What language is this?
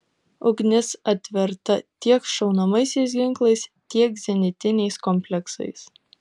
Lithuanian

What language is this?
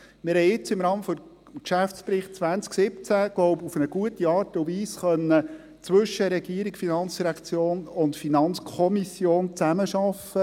Swiss German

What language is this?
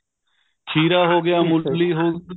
Punjabi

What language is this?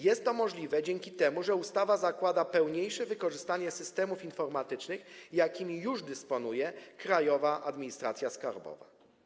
Polish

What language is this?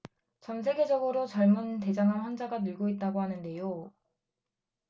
Korean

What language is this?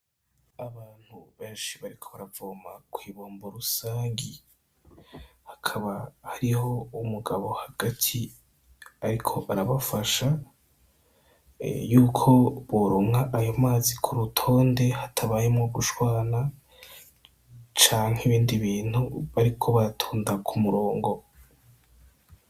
Rundi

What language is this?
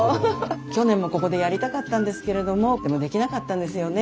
Japanese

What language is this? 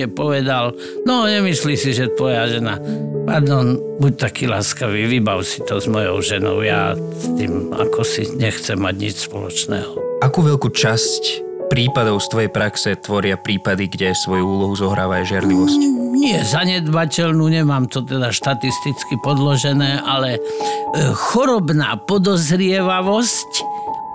Slovak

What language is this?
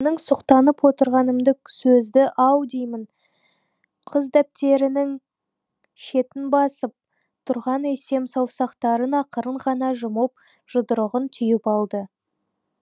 Kazakh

